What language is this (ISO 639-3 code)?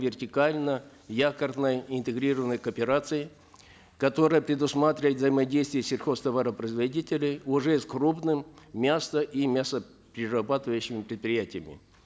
kaz